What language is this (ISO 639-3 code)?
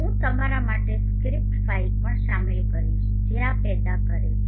guj